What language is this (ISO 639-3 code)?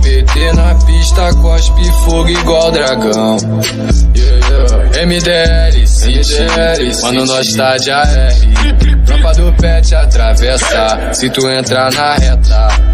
ron